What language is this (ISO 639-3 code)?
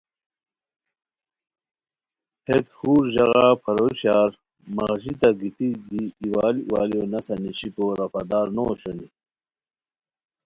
khw